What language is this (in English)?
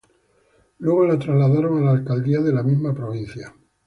Spanish